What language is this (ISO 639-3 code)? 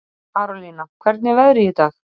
isl